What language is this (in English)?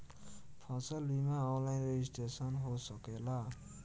Bhojpuri